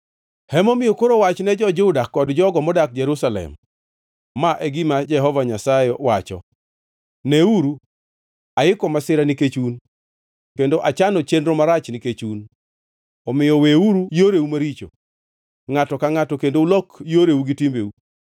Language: Luo (Kenya and Tanzania)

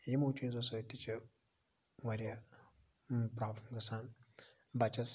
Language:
Kashmiri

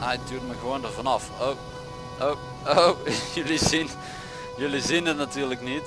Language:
Dutch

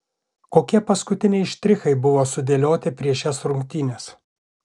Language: Lithuanian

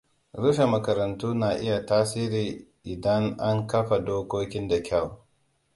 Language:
Hausa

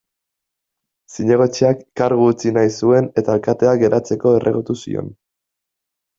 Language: Basque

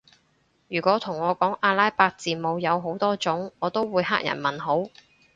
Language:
Cantonese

